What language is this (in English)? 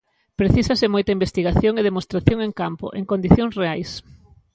Galician